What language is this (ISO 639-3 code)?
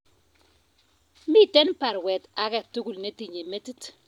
kln